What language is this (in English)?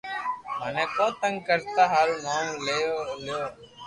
Loarki